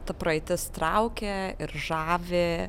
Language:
Lithuanian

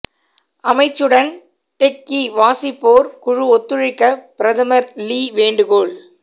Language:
Tamil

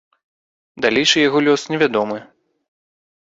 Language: Belarusian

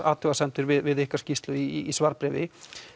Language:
Icelandic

